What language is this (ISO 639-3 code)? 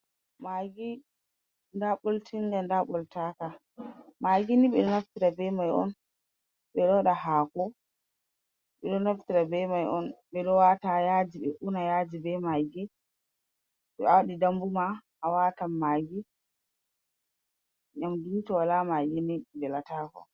ful